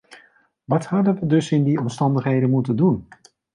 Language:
Dutch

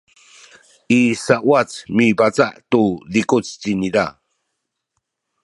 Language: Sakizaya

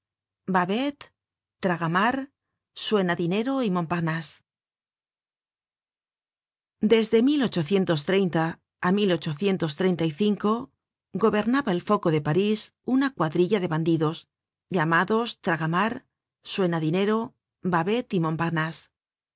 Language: Spanish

